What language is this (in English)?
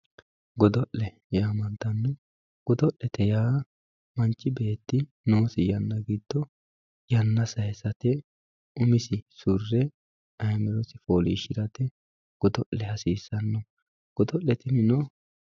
Sidamo